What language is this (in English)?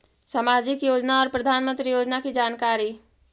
Magahi